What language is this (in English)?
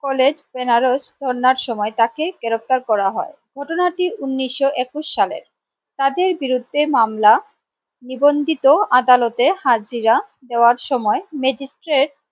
Bangla